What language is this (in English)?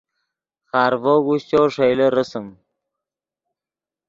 Yidgha